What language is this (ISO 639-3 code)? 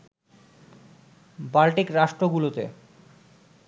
ben